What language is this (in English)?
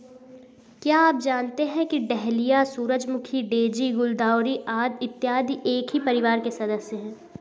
Hindi